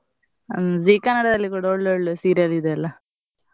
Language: Kannada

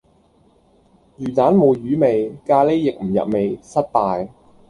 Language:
Cantonese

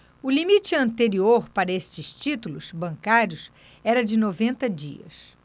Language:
Portuguese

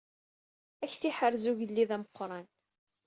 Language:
Kabyle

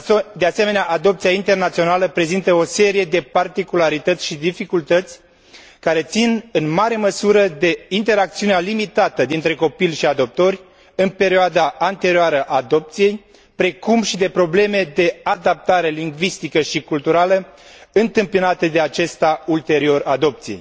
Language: Romanian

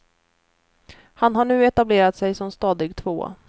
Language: Swedish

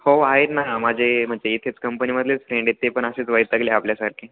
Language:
Marathi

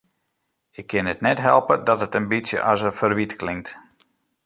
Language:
Western Frisian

